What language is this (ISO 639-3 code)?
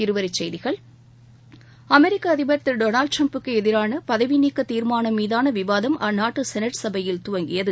tam